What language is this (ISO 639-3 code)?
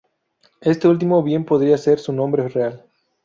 spa